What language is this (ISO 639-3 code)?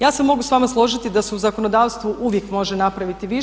hrv